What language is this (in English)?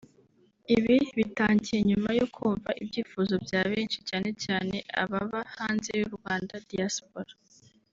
Kinyarwanda